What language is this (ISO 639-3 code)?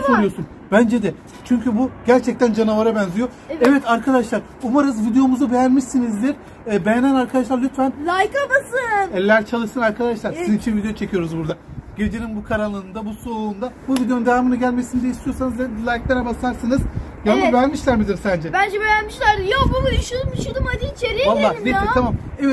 tur